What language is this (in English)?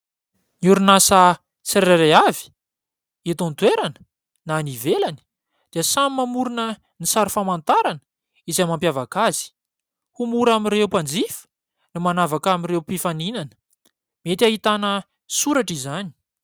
Malagasy